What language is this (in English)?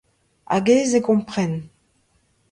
Breton